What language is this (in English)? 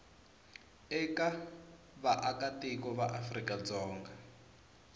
Tsonga